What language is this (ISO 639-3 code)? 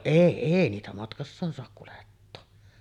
fin